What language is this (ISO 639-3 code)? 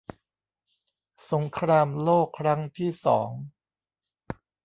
tha